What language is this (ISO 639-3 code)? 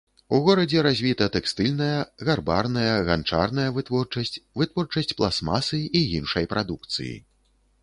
bel